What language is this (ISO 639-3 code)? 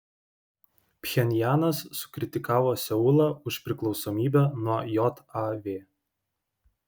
lit